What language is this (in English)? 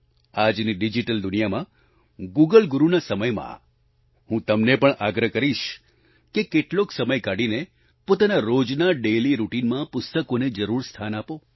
Gujarati